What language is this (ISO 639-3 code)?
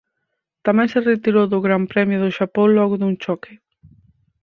glg